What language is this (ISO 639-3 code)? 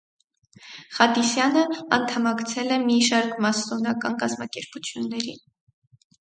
hye